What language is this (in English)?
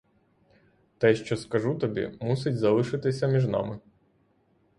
Ukrainian